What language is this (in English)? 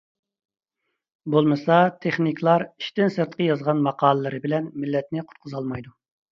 Uyghur